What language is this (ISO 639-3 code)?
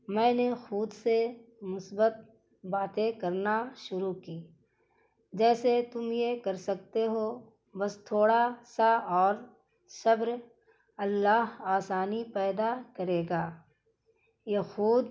urd